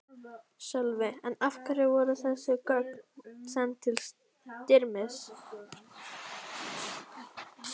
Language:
Icelandic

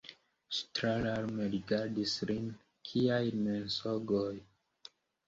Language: Esperanto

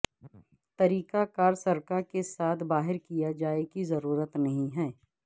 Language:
Urdu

